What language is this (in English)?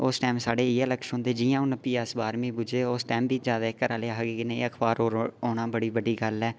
Dogri